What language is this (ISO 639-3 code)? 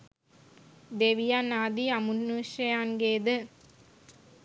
sin